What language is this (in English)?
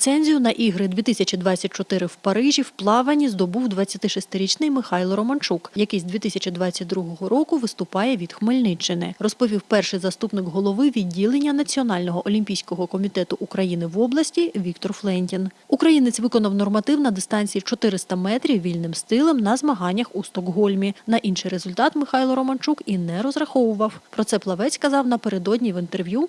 Ukrainian